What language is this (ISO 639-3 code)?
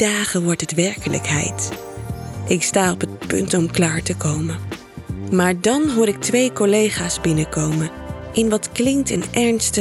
nld